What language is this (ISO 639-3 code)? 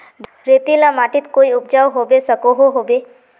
mag